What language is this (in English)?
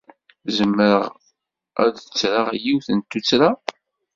Kabyle